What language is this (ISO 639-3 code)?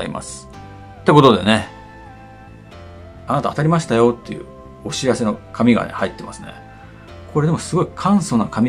jpn